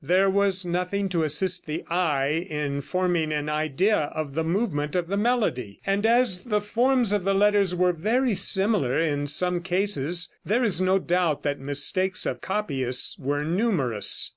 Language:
English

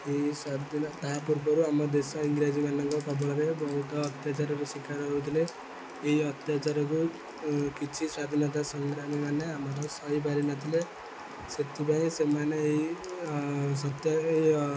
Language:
Odia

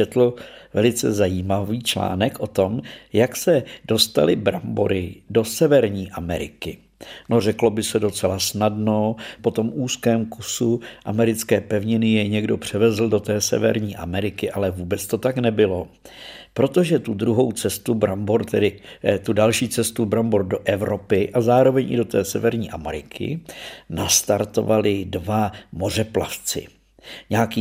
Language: Czech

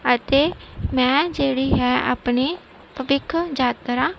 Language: Punjabi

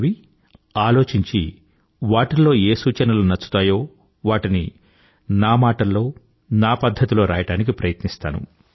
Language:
Telugu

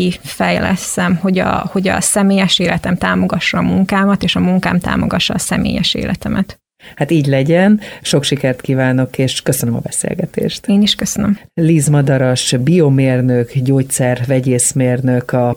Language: Hungarian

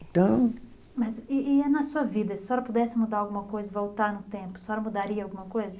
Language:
Portuguese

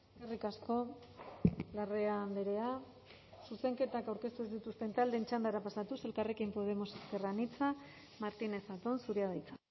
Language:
Basque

